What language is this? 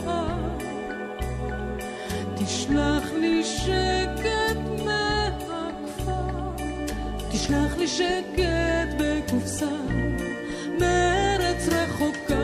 Hebrew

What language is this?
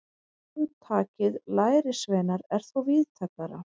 Icelandic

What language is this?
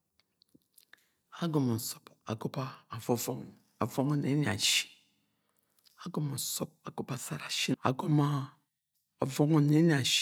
Agwagwune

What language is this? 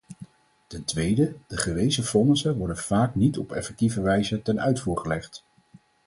Dutch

